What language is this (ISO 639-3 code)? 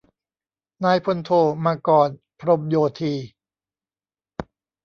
tha